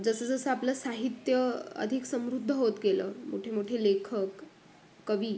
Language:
Marathi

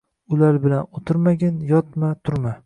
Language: Uzbek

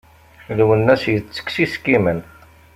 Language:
Kabyle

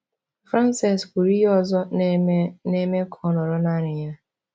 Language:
Igbo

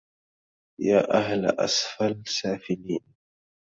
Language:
Arabic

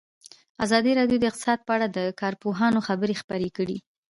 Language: Pashto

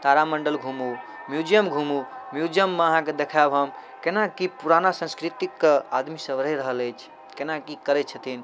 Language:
Maithili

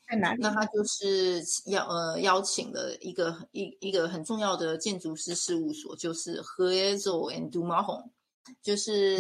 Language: Chinese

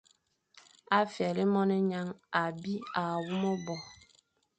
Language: Fang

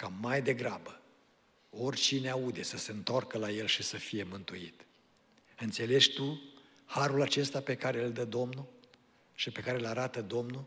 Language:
Romanian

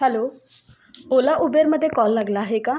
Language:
Marathi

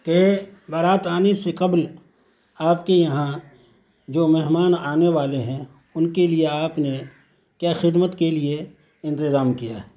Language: Urdu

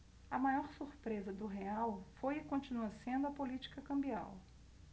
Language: Portuguese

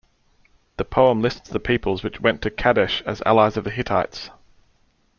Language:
English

